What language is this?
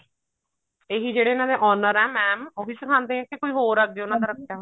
Punjabi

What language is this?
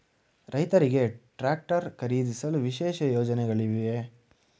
Kannada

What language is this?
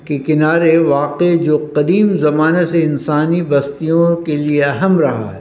Urdu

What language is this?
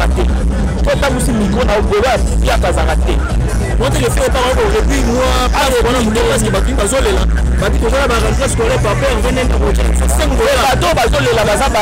French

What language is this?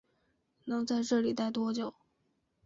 Chinese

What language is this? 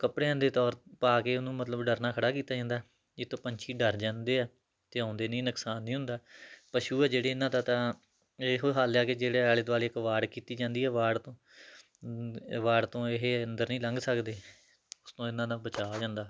Punjabi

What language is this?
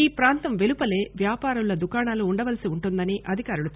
Telugu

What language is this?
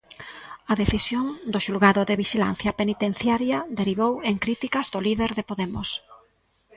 Galician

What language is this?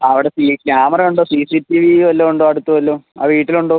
Malayalam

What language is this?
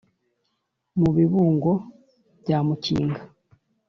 Kinyarwanda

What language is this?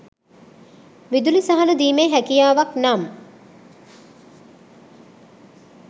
Sinhala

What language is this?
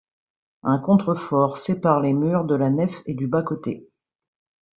French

